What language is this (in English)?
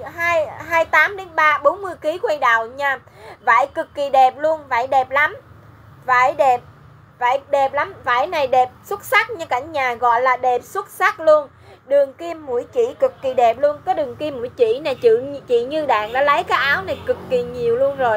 Vietnamese